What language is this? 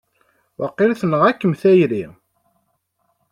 Kabyle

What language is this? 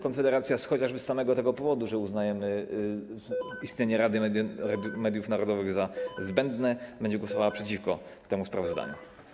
Polish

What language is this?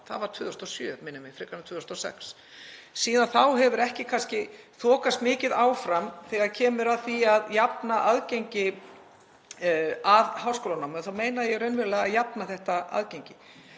Icelandic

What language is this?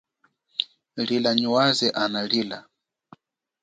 Chokwe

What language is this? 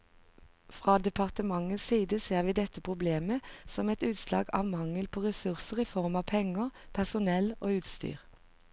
Norwegian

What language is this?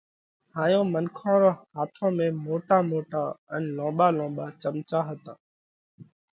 Parkari Koli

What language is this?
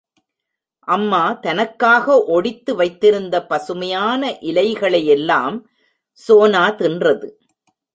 Tamil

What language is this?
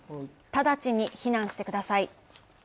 Japanese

